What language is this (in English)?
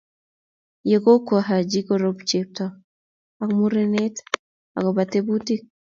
Kalenjin